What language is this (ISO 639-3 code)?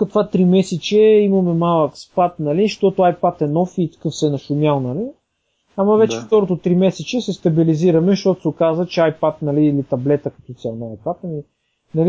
bul